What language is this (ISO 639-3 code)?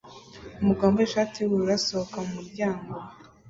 kin